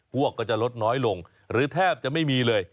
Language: Thai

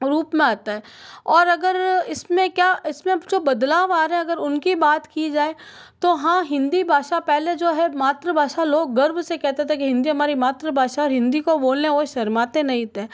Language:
Hindi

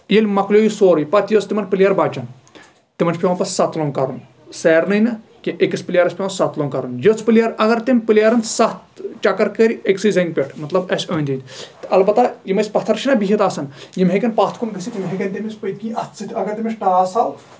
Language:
Kashmiri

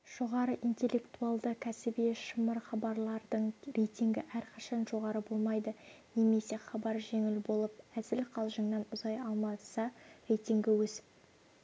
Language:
Kazakh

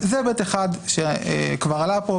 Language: Hebrew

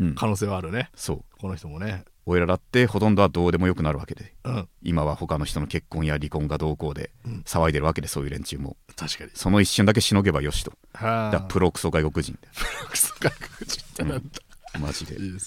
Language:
Japanese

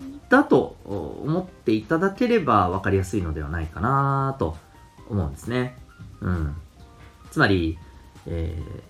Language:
Japanese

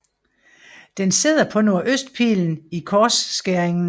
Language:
Danish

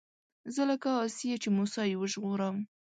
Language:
Pashto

